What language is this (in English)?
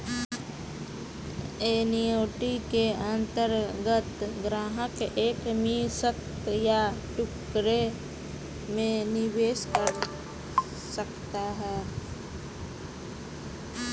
Hindi